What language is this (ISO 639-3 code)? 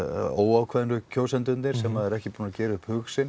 isl